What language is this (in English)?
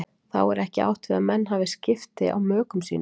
Icelandic